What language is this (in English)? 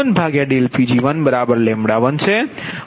Gujarati